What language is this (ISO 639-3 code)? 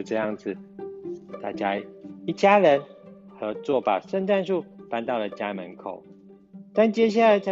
zho